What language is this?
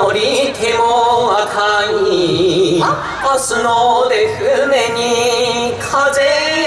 Japanese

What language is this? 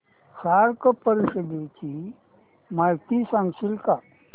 Marathi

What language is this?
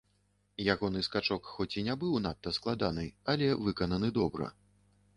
Belarusian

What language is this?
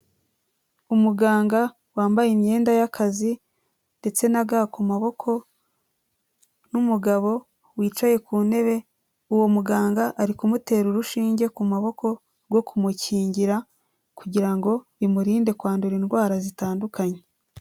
Kinyarwanda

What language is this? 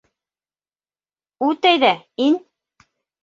Bashkir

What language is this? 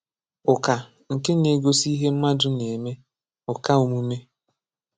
Igbo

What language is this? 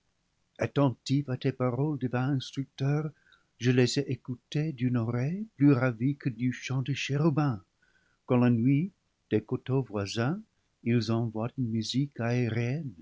French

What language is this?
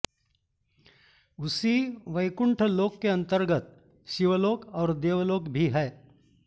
Sanskrit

